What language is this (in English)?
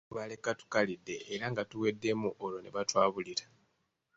Ganda